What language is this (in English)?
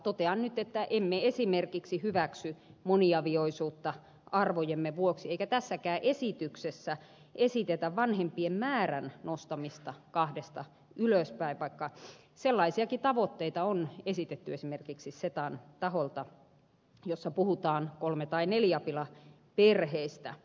Finnish